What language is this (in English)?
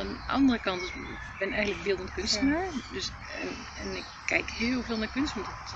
Dutch